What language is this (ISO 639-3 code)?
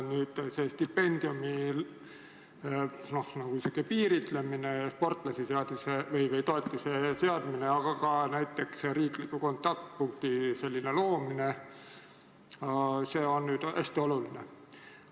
est